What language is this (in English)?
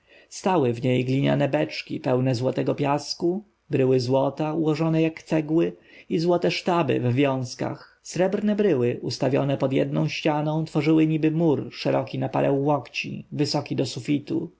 Polish